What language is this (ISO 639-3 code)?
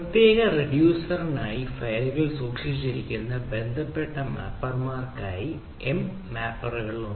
mal